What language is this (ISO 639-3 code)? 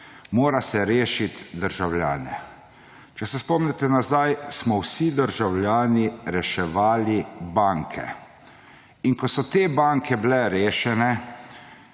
slv